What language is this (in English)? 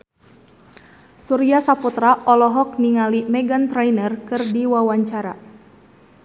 Sundanese